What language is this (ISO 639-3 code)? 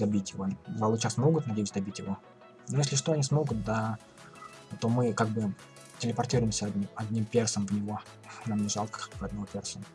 rus